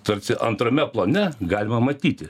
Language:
Lithuanian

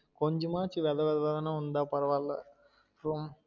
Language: Tamil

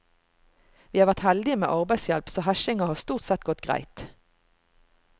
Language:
Norwegian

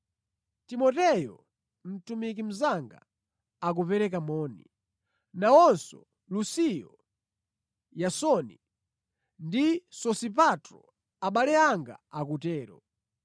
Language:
Nyanja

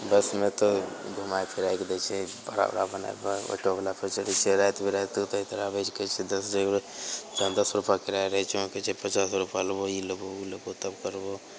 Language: Maithili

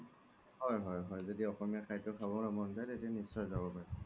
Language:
Assamese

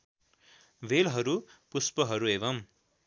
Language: Nepali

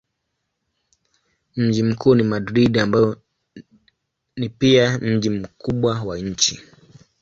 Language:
Swahili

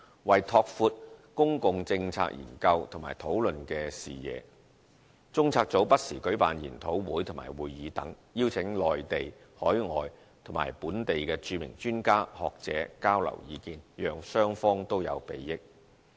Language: Cantonese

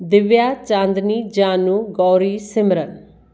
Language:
Sindhi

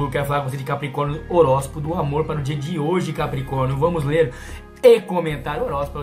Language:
Portuguese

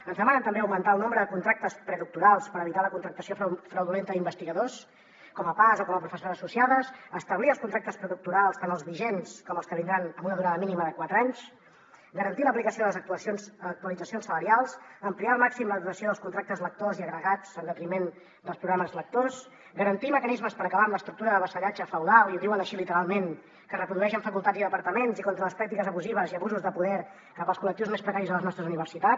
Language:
Catalan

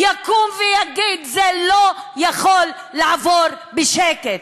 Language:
Hebrew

